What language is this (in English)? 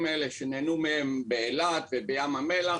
Hebrew